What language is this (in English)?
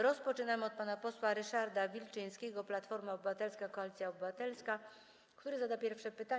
Polish